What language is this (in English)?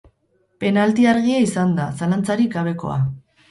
Basque